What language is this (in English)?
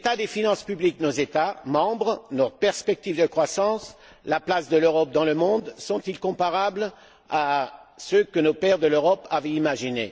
French